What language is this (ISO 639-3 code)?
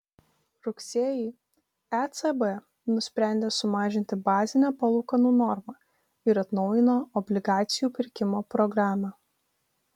lit